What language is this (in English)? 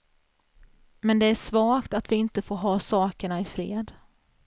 Swedish